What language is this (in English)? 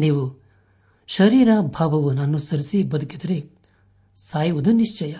Kannada